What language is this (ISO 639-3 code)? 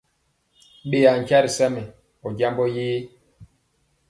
mcx